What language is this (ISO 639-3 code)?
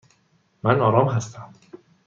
fas